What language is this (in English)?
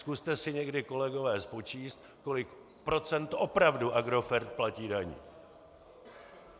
Czech